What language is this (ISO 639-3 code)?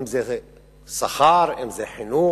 heb